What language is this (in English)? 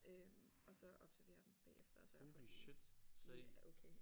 Danish